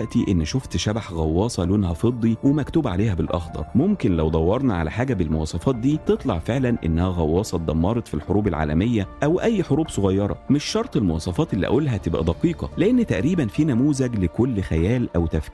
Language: Arabic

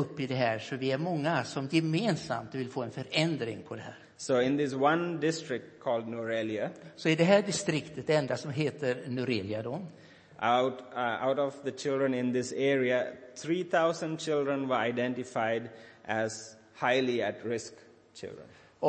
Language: Swedish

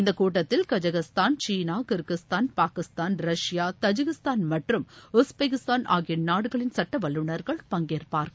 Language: Tamil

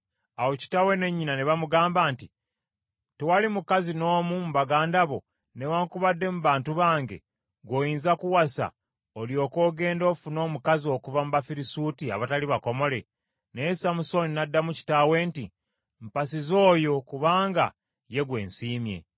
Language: Ganda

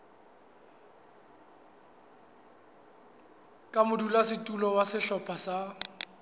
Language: Southern Sotho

